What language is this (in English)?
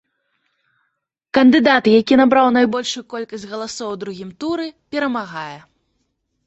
Belarusian